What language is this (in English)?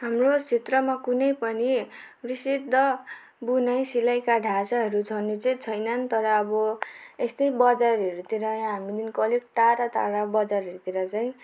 Nepali